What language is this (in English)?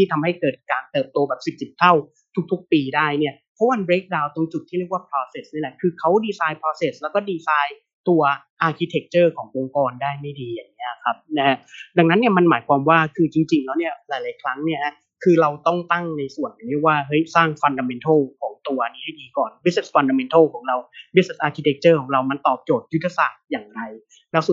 Thai